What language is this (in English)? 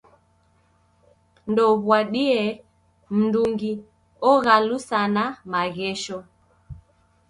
Taita